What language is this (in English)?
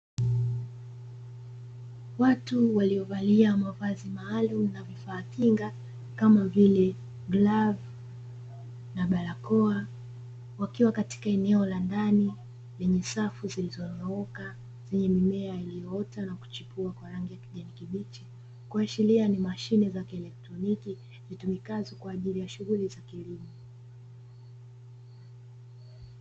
Swahili